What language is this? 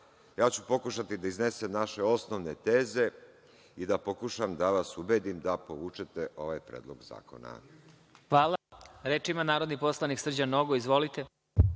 Serbian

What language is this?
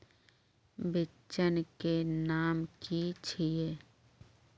Magahi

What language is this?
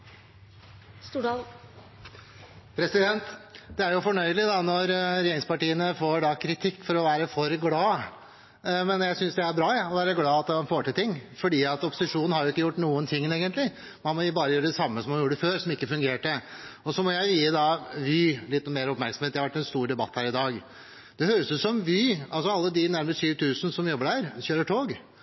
Norwegian Bokmål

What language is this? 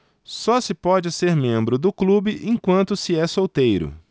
Portuguese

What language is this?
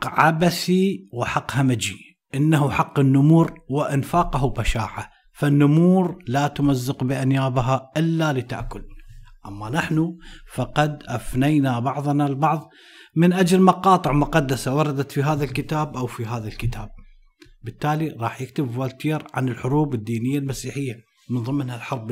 Arabic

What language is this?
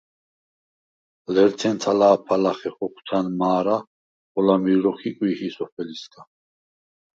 Svan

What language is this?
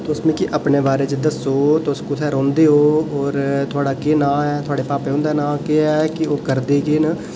Dogri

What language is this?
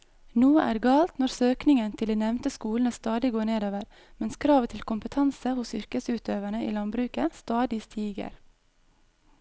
Norwegian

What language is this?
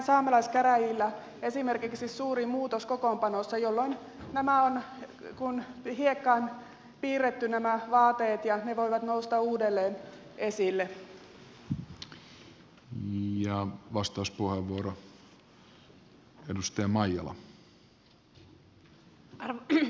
Finnish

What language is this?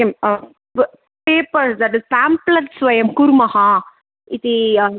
Sanskrit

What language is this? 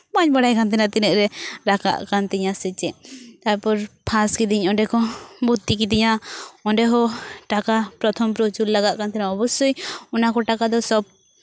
Santali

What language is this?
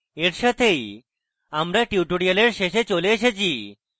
Bangla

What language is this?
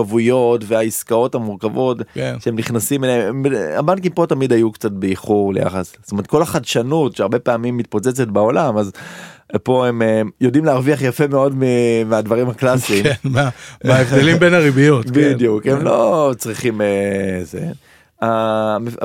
Hebrew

